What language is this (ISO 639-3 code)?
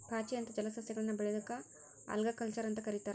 kan